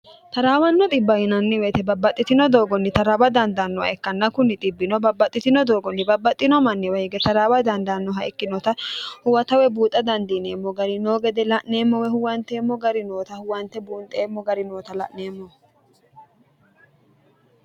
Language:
Sidamo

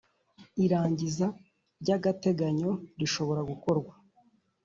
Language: Kinyarwanda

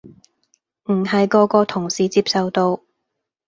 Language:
Cantonese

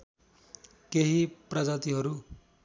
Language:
Nepali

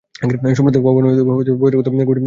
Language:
Bangla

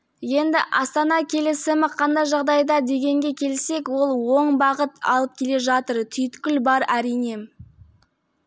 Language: Kazakh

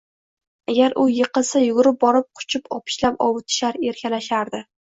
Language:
Uzbek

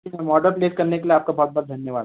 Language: Hindi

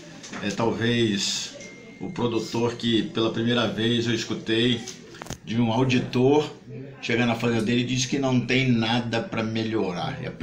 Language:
Portuguese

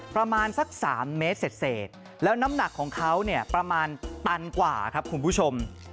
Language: Thai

